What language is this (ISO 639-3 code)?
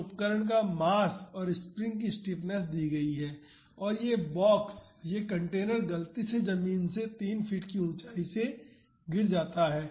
hin